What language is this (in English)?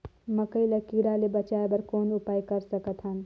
Chhattisgarhi